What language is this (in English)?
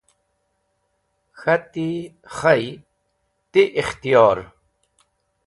Wakhi